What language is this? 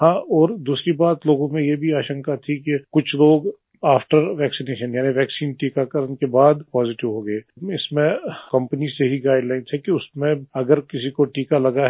Hindi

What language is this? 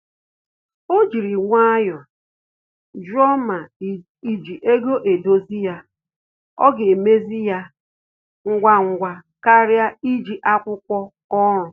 Igbo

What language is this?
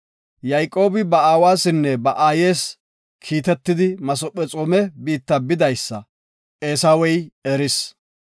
Gofa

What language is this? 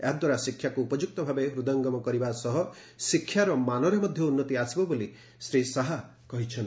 Odia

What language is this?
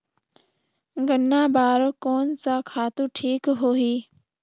Chhattisgarhi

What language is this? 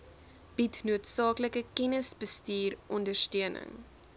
Afrikaans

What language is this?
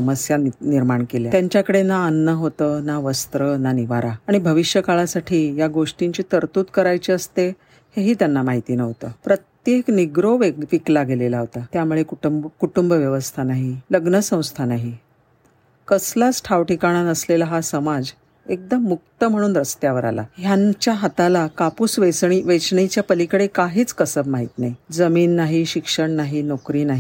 Marathi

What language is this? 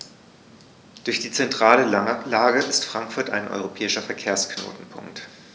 German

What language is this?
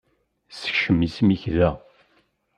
Kabyle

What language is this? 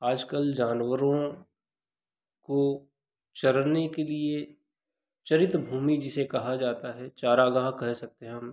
Hindi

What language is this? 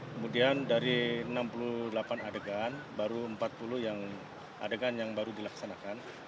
Indonesian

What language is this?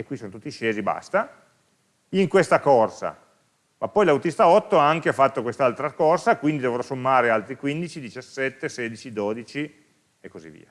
Italian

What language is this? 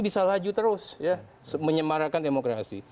Indonesian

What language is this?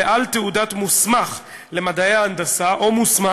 Hebrew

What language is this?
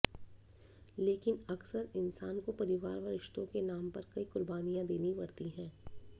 Hindi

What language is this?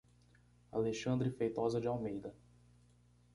Portuguese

